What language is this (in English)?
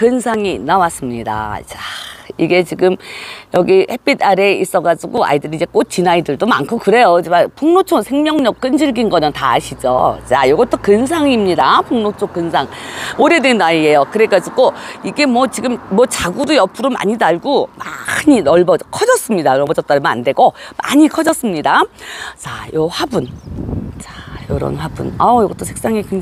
Korean